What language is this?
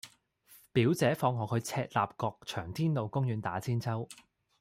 Cantonese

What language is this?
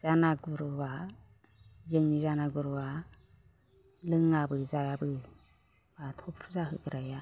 Bodo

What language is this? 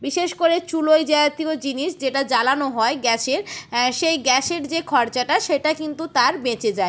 Bangla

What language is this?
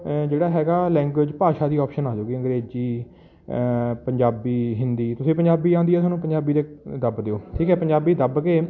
Punjabi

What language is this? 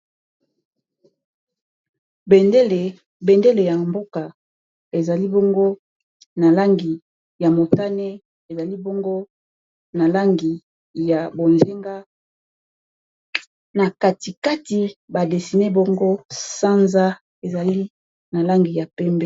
Lingala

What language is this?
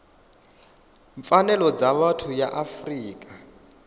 Venda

